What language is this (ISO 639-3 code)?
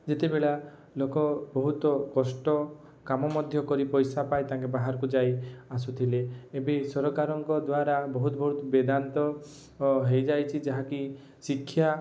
ori